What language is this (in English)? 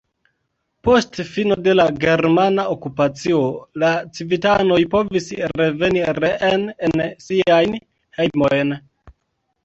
Esperanto